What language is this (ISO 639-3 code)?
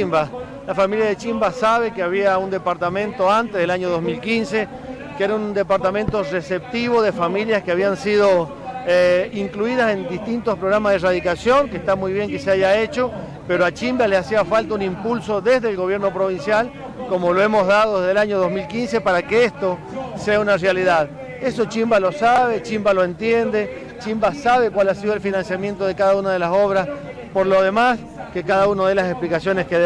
spa